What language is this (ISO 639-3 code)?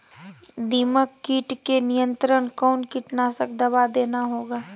mag